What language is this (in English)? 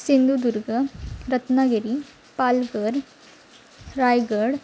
Marathi